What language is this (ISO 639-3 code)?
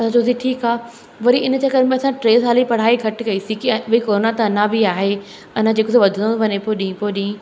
snd